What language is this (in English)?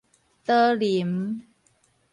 Min Nan Chinese